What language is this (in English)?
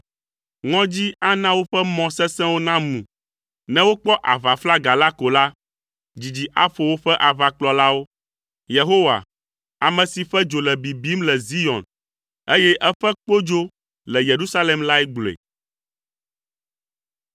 Ewe